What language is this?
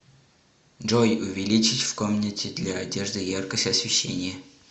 Russian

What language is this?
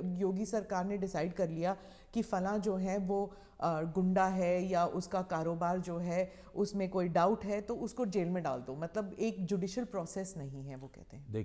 Hindi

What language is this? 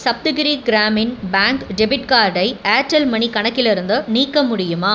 Tamil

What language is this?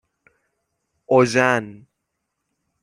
Persian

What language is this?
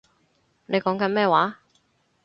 Cantonese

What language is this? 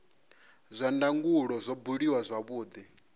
Venda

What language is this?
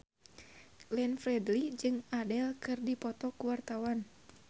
Sundanese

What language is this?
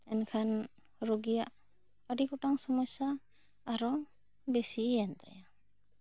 Santali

